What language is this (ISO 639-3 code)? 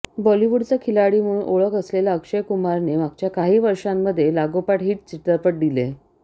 mar